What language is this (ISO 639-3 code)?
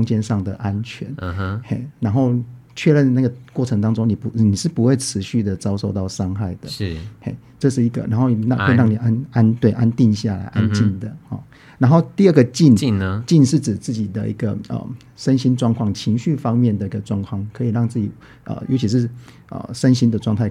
zho